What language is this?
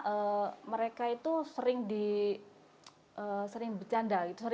Indonesian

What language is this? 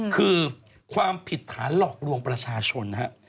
Thai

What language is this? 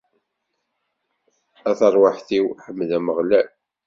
Kabyle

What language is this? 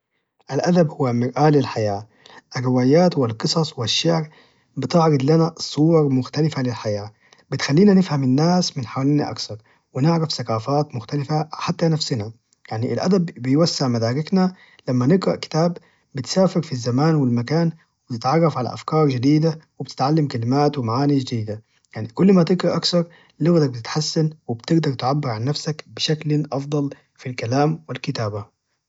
Najdi Arabic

